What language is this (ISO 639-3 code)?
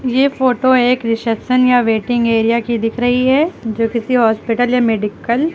hin